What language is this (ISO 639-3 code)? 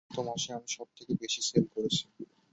ben